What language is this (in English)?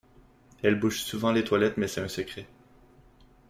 French